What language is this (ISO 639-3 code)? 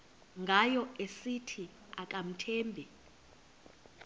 xho